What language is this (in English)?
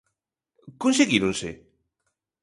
Galician